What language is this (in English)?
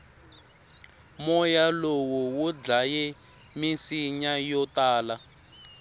Tsonga